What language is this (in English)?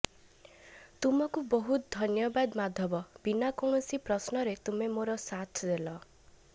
Odia